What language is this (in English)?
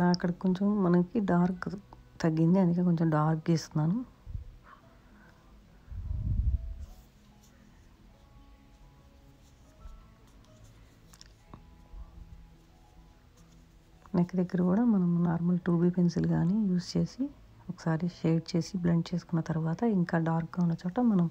Romanian